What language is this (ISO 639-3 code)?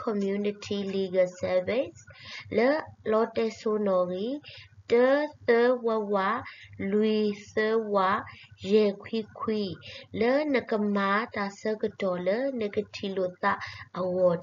tha